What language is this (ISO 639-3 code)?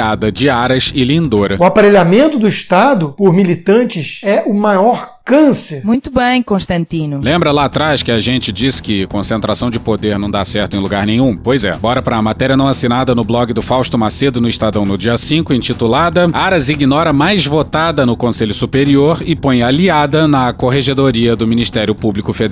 por